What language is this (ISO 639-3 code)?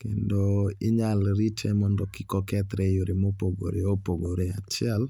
luo